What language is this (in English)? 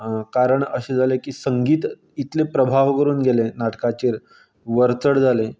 Konkani